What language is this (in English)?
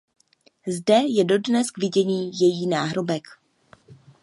Czech